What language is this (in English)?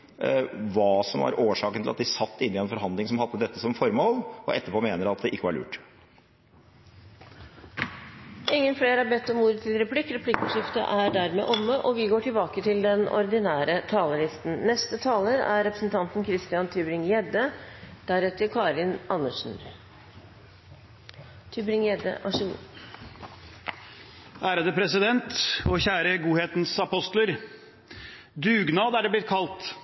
Norwegian